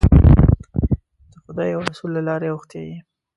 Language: Pashto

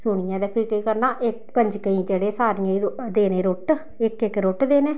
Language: Dogri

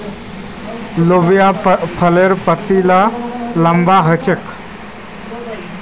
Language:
Magahi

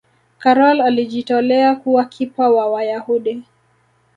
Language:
Swahili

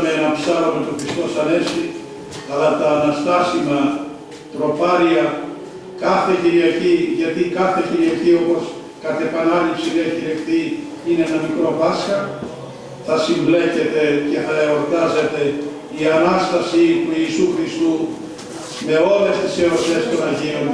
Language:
Greek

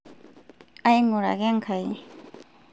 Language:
Masai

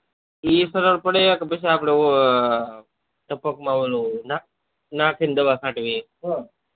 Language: Gujarati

